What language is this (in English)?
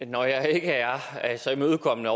Danish